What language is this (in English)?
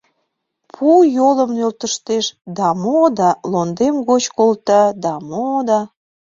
Mari